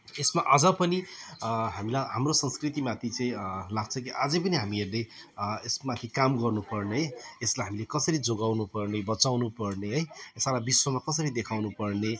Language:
Nepali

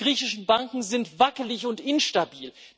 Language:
German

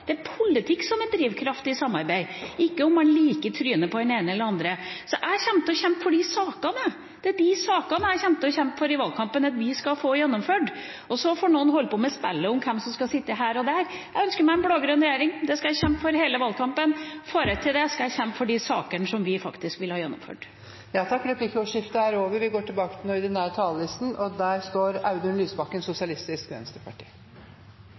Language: Norwegian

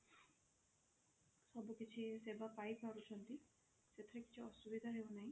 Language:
Odia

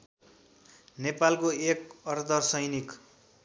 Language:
Nepali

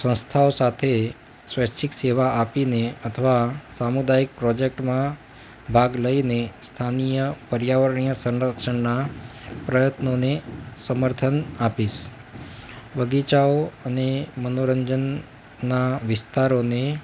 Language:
Gujarati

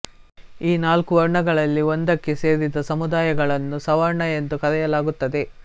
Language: Kannada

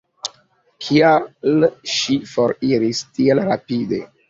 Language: Esperanto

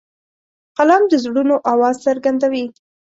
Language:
Pashto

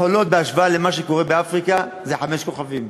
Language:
Hebrew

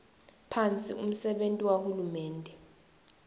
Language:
Swati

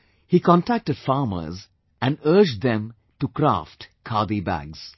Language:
English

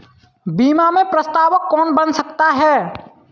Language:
Hindi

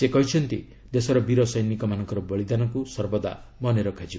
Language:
Odia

